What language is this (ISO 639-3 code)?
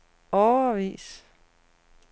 dan